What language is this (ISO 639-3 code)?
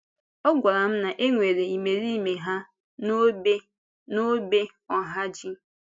ibo